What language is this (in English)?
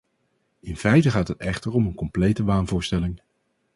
Dutch